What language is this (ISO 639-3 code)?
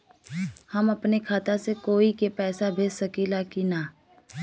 bho